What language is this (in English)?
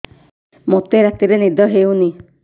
Odia